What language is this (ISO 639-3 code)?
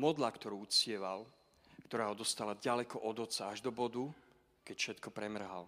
slk